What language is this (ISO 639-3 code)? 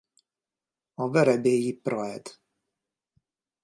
hun